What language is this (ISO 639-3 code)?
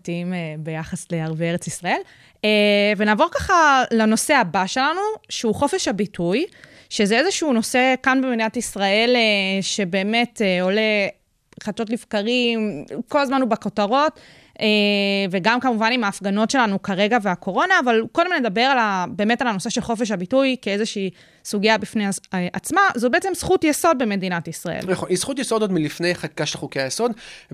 heb